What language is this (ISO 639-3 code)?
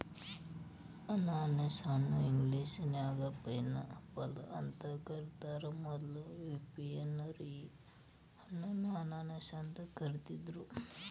kan